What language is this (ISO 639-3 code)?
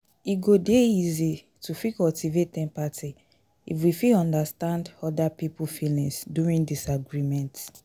pcm